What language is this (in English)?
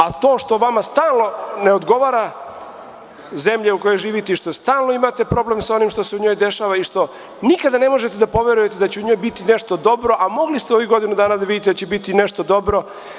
Serbian